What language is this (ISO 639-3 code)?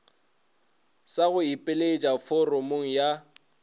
nso